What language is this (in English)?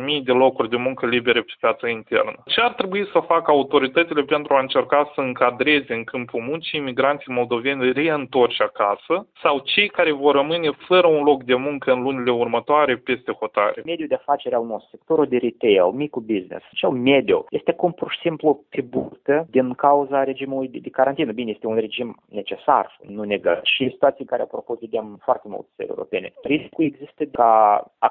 Romanian